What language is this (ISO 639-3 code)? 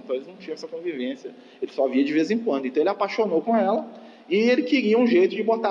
por